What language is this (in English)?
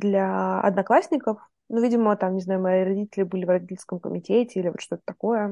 Russian